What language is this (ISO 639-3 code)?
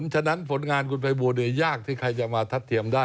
tha